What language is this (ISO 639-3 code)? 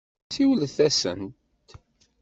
kab